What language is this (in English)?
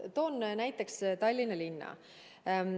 Estonian